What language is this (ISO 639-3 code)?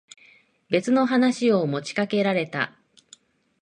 jpn